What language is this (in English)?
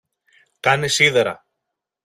Greek